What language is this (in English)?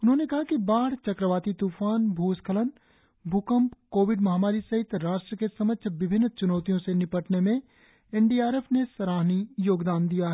Hindi